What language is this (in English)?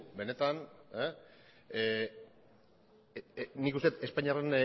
Basque